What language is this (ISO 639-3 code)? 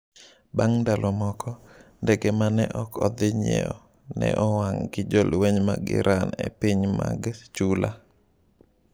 luo